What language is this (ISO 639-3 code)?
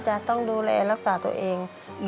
tha